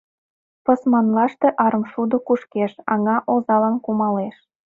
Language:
Mari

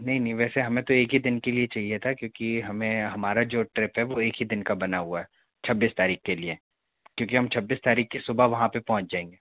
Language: Hindi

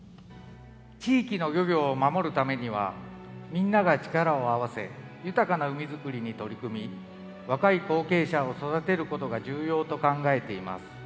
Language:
Japanese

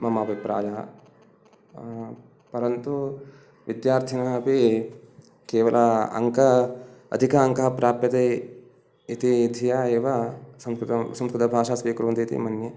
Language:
Sanskrit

